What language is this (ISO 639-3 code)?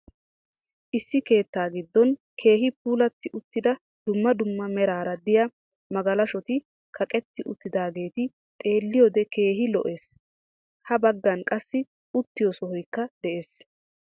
wal